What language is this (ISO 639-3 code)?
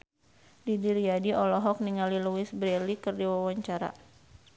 sun